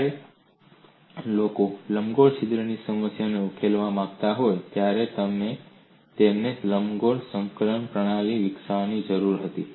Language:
Gujarati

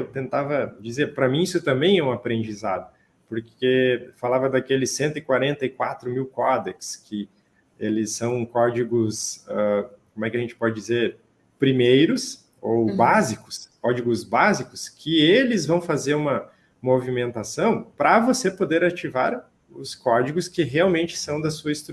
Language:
Portuguese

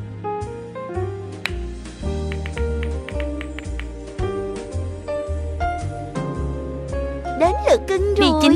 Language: Vietnamese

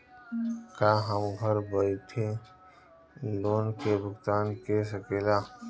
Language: Bhojpuri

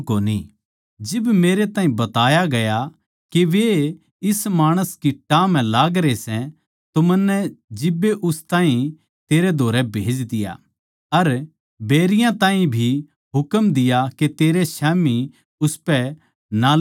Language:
Haryanvi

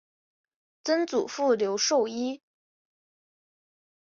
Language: Chinese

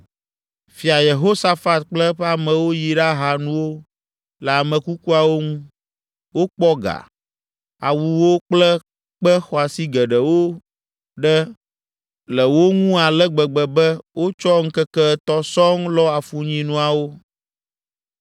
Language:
Ewe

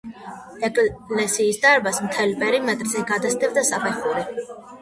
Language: Georgian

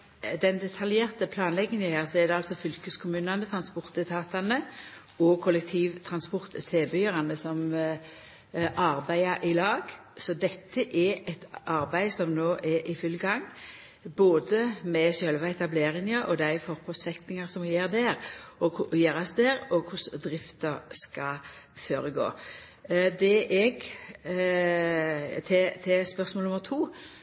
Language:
Norwegian Nynorsk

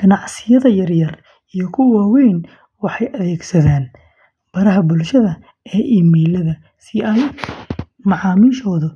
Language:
Somali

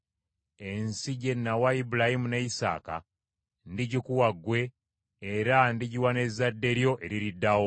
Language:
Ganda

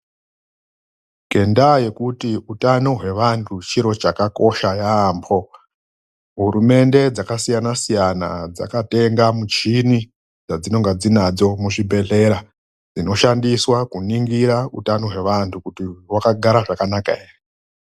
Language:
Ndau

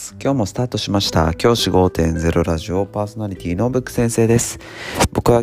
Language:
Japanese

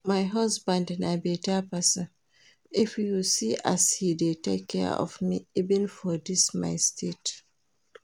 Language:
Nigerian Pidgin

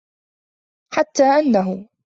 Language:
Arabic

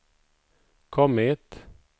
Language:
Swedish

